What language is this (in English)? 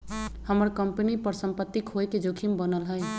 Magahi